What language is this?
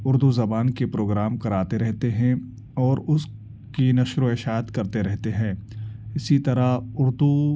Urdu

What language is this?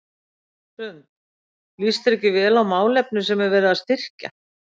Icelandic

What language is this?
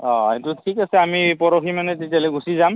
Assamese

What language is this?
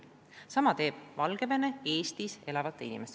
Estonian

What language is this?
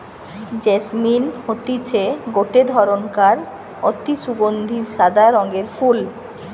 Bangla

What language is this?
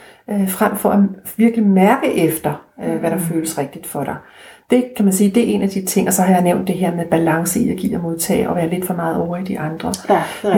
Danish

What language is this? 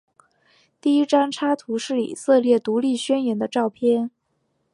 Chinese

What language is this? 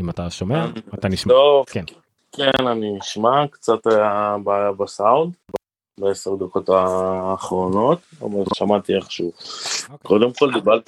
Hebrew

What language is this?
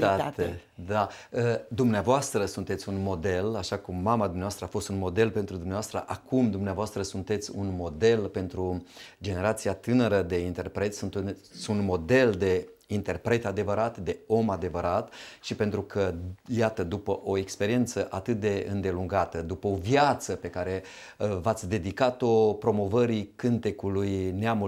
Romanian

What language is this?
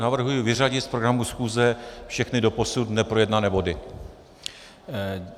Czech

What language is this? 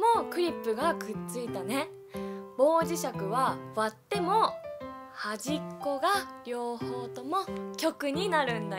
Japanese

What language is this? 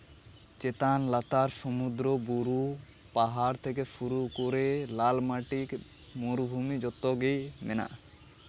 Santali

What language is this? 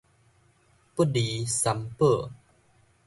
Min Nan Chinese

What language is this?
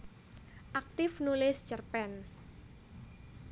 Javanese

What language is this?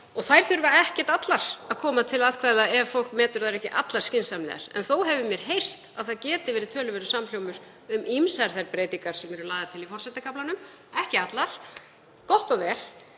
Icelandic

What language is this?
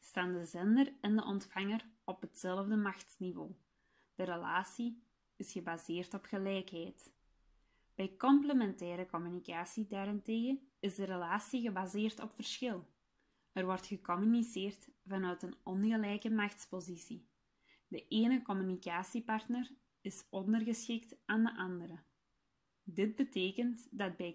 Dutch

